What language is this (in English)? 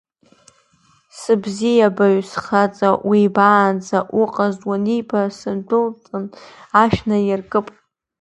Abkhazian